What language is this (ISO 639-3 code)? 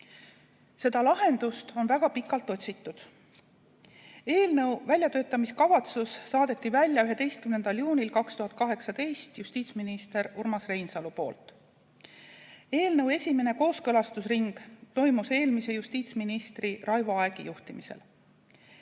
est